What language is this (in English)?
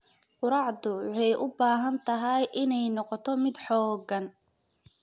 Somali